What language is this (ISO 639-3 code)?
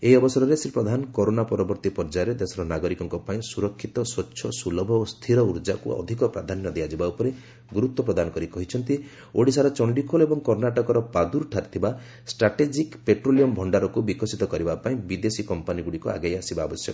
ori